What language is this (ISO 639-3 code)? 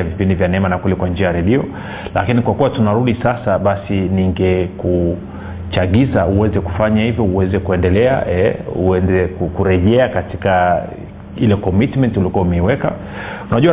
swa